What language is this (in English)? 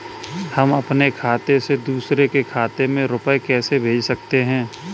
Hindi